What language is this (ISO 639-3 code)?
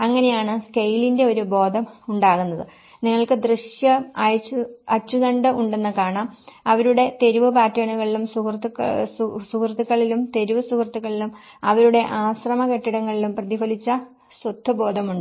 mal